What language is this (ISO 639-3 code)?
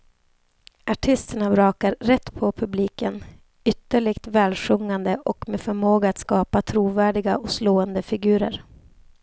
swe